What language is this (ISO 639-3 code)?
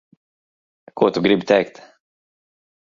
lav